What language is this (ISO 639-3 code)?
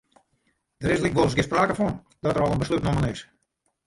fry